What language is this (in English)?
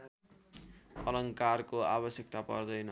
Nepali